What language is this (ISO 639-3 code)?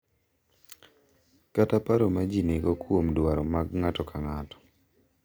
luo